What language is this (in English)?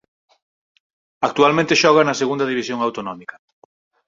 Galician